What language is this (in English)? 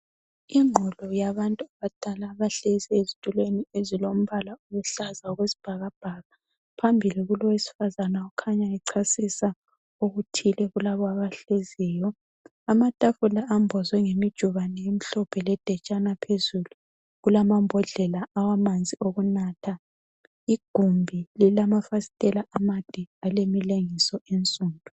North Ndebele